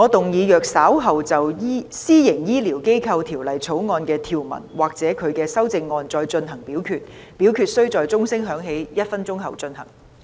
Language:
Cantonese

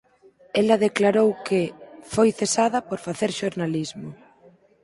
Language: Galician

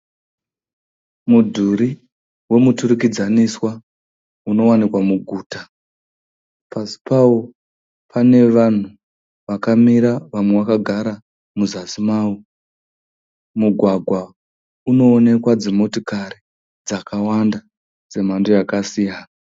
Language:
Shona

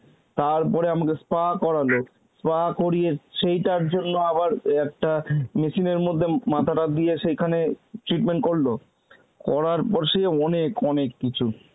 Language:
Bangla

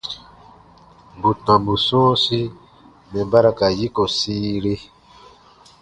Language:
Baatonum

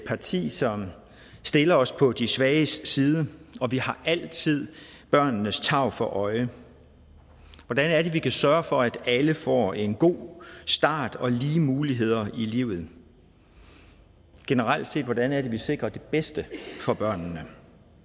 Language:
Danish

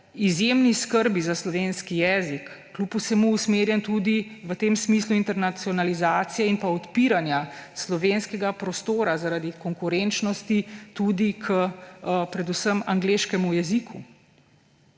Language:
Slovenian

